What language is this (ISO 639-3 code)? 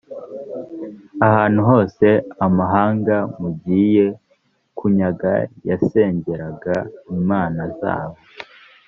kin